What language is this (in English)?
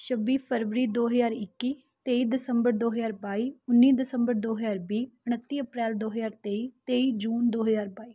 Punjabi